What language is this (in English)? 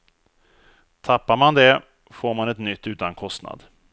Swedish